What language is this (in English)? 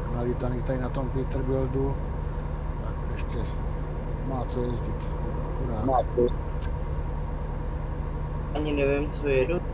Czech